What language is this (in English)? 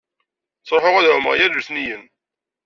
Kabyle